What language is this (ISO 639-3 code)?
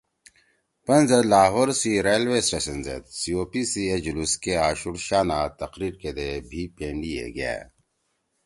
trw